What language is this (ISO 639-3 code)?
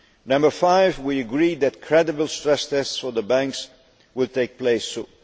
eng